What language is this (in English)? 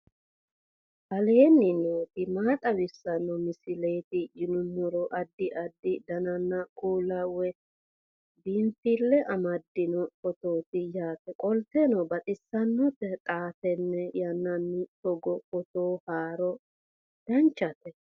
Sidamo